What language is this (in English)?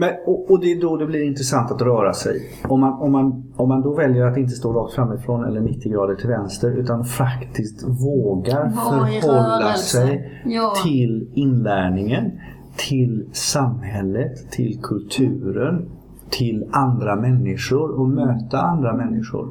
Swedish